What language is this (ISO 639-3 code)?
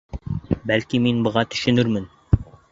bak